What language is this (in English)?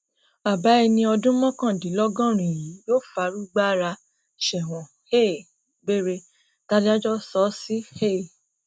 Yoruba